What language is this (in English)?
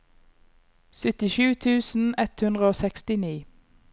Norwegian